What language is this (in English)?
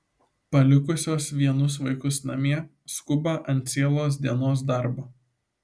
Lithuanian